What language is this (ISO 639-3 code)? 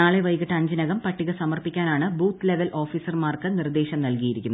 mal